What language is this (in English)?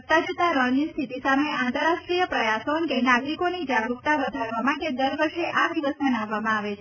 Gujarati